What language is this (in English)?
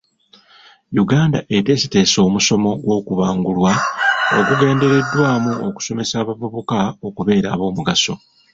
Ganda